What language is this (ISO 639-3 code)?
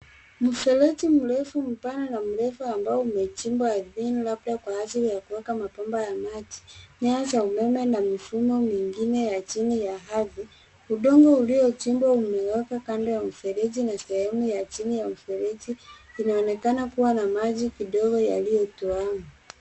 swa